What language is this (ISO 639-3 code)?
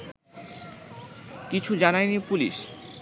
ben